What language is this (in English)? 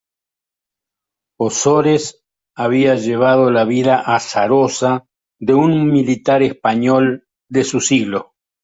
Spanish